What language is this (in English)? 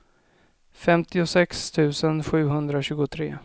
Swedish